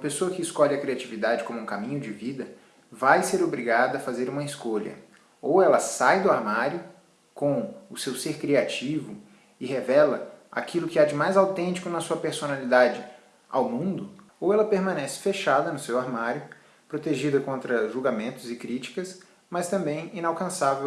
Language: Portuguese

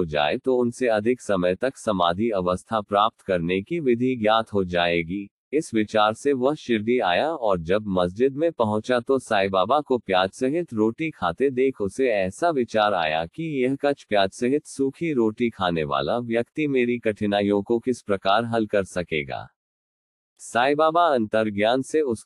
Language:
Hindi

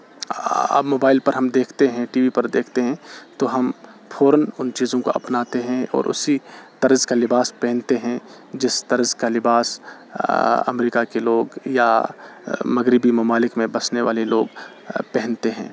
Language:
Urdu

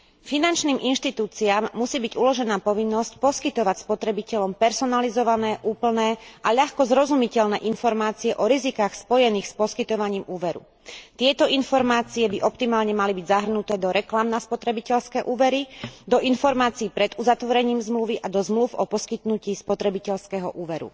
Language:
Slovak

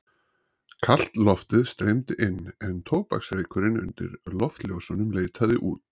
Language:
Icelandic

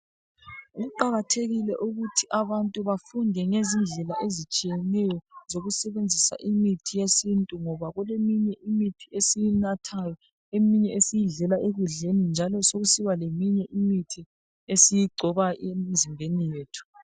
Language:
North Ndebele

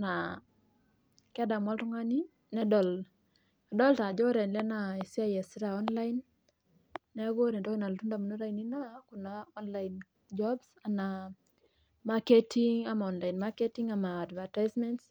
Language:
Masai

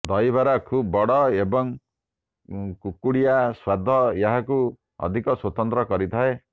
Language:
Odia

